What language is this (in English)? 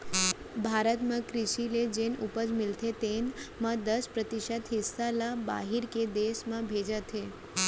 Chhattisgarhi